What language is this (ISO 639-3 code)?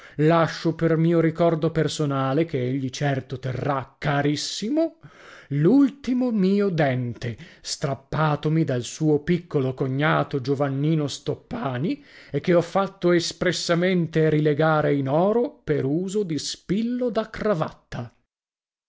ita